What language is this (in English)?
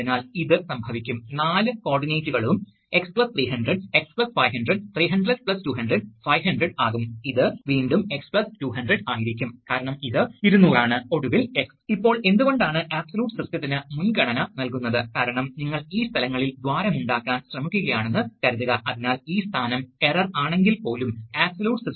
Malayalam